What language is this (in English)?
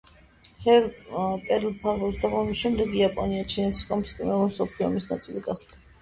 Georgian